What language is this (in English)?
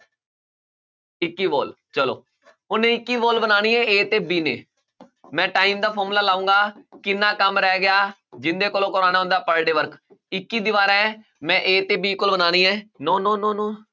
Punjabi